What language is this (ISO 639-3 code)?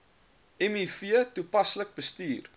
afr